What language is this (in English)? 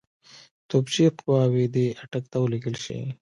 Pashto